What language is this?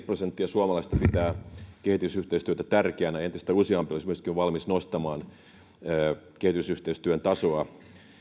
Finnish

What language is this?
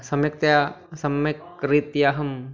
Sanskrit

